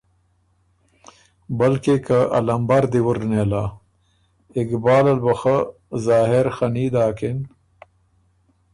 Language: Ormuri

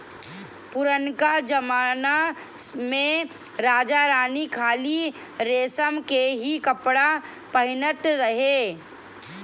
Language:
Bhojpuri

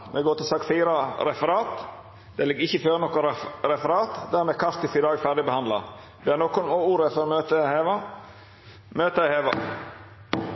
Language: Norwegian Nynorsk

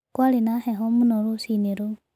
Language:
Kikuyu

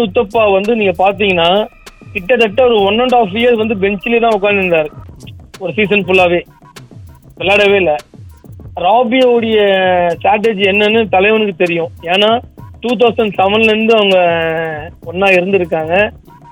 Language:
Tamil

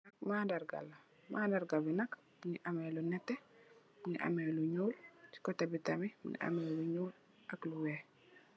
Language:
Wolof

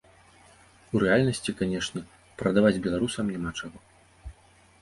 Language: Belarusian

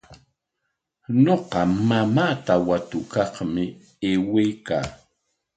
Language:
Corongo Ancash Quechua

